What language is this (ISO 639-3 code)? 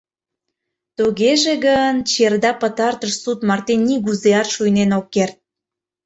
chm